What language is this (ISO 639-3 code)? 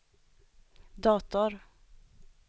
swe